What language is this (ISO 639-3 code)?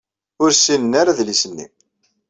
kab